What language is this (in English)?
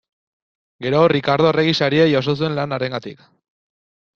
Basque